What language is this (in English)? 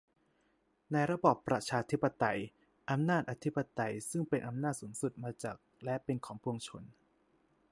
Thai